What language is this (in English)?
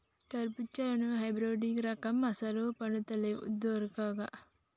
Telugu